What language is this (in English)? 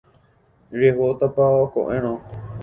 Guarani